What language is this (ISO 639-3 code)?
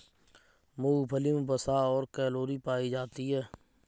hin